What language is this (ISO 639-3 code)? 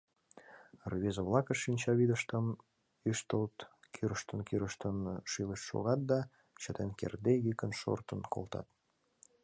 chm